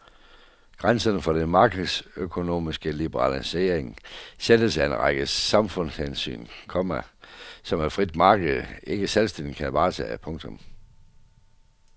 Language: Danish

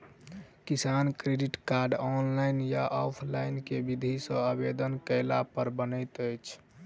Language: Maithili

